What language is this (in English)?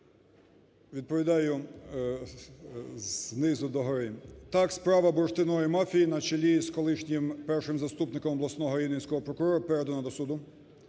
Ukrainian